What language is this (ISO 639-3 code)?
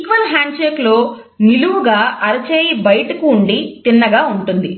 tel